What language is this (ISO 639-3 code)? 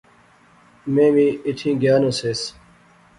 phr